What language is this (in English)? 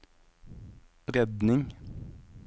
Norwegian